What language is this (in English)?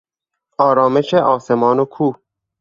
Persian